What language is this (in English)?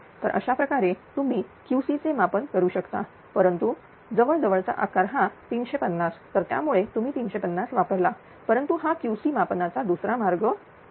Marathi